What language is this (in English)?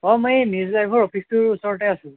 Assamese